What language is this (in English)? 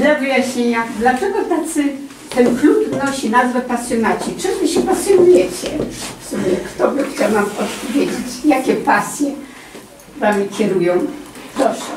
Polish